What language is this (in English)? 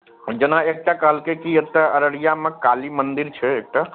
Maithili